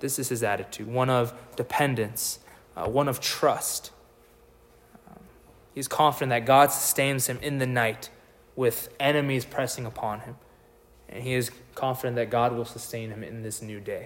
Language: English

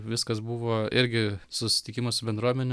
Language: Lithuanian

